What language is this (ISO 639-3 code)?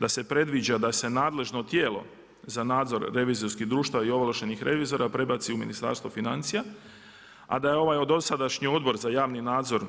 hrv